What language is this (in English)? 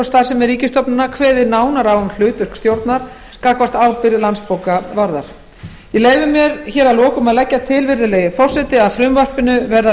Icelandic